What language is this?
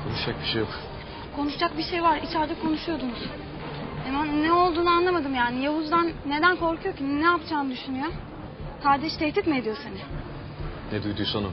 Turkish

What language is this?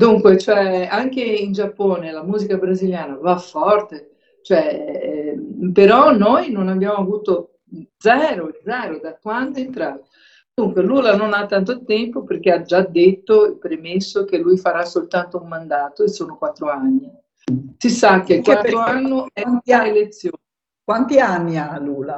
Italian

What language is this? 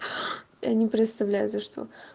Russian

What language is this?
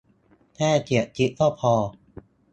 Thai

